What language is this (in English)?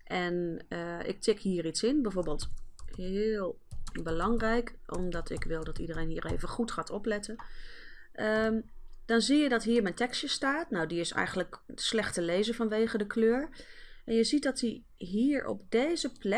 Dutch